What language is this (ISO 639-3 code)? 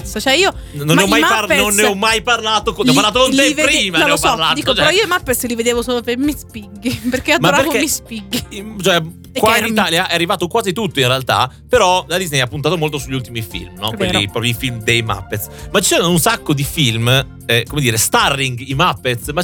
ita